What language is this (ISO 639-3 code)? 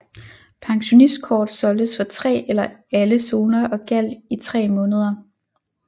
dan